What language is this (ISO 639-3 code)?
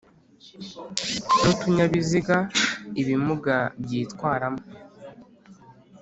kin